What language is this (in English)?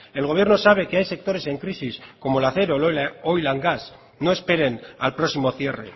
Spanish